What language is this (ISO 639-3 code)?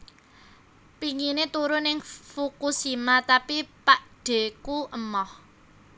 jav